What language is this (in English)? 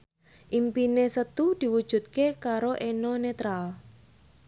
Javanese